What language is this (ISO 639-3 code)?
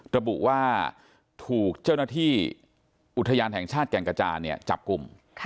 tha